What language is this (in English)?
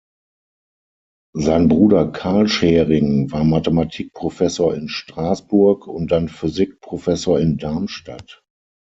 German